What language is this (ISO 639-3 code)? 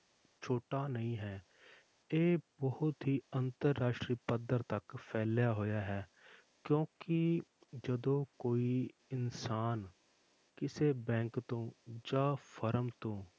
pan